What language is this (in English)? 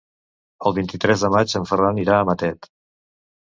Catalan